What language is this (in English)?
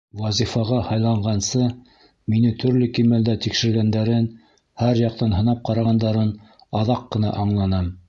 Bashkir